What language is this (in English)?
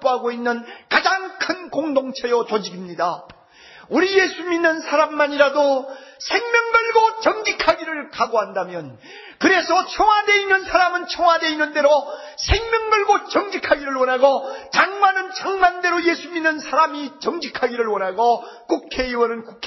Korean